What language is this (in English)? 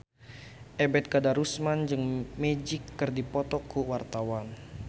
Sundanese